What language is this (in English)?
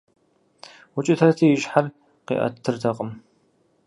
Kabardian